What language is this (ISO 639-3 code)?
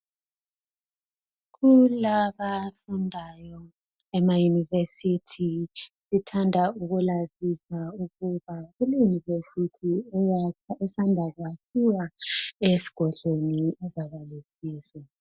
nde